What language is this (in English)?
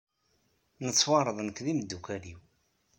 Kabyle